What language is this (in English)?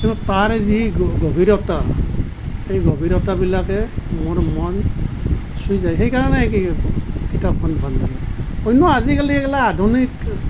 Assamese